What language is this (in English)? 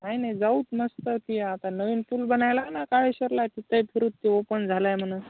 Marathi